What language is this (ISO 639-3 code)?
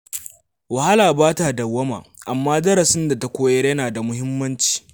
hau